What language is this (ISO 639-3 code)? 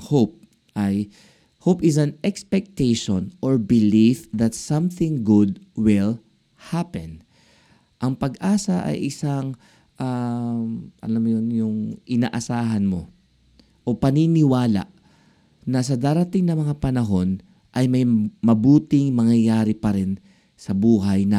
fil